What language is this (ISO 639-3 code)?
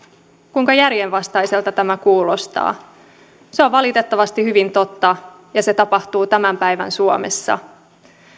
fin